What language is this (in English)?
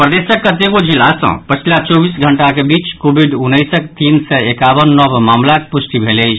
Maithili